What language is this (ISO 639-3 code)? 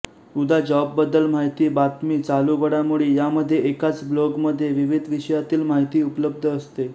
mar